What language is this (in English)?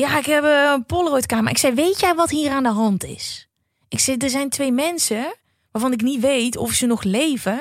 Dutch